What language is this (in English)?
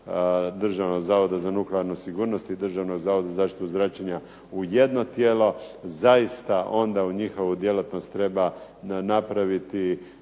Croatian